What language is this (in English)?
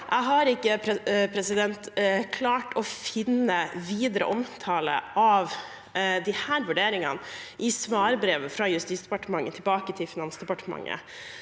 Norwegian